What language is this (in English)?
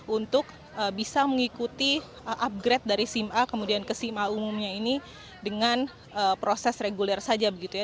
Indonesian